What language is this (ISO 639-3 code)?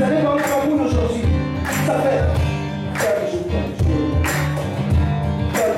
ara